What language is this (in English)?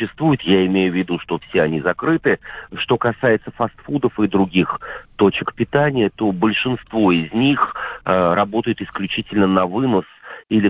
Russian